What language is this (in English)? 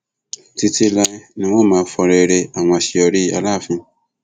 Yoruba